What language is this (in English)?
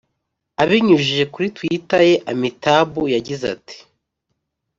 Kinyarwanda